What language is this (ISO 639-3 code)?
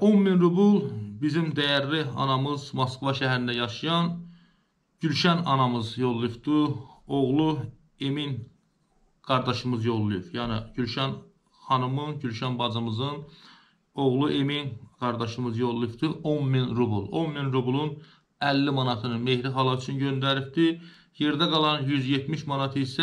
tur